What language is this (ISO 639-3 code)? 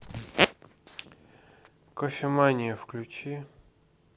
rus